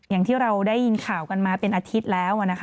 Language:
Thai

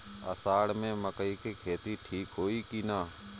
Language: Bhojpuri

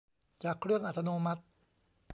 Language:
Thai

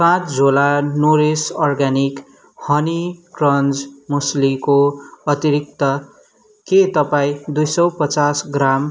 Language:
Nepali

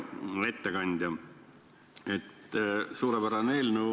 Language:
Estonian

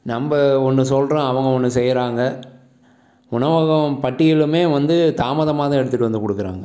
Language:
Tamil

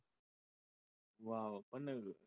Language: Marathi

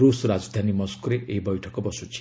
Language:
Odia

